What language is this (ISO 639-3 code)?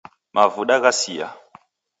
dav